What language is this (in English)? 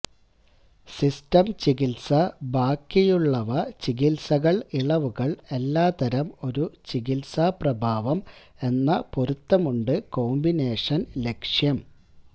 Malayalam